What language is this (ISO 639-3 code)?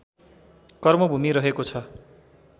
nep